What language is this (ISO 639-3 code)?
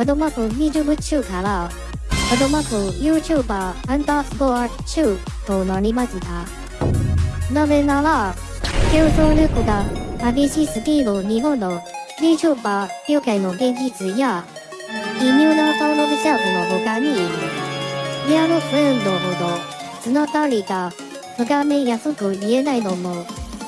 jpn